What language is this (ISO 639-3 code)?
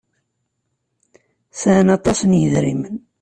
kab